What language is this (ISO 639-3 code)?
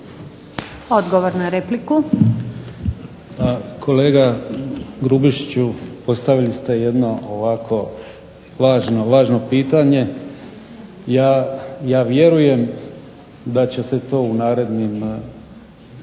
hrv